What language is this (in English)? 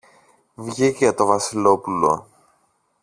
Greek